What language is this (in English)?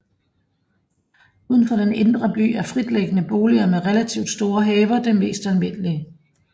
Danish